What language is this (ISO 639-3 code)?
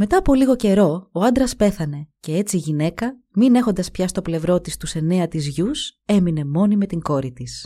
ell